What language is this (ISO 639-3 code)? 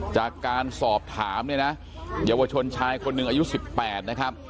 tha